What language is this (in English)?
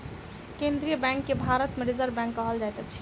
Maithili